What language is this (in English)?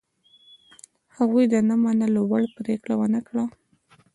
Pashto